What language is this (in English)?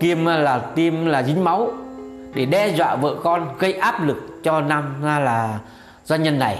Vietnamese